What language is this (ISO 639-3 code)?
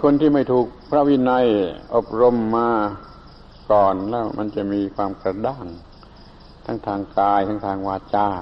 tha